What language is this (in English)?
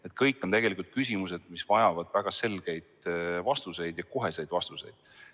Estonian